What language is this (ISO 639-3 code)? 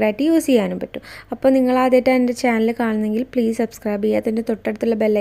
ind